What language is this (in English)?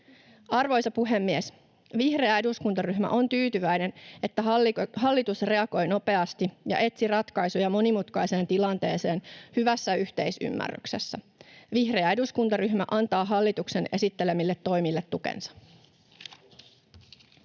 Finnish